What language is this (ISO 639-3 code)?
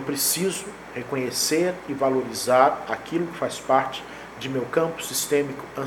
por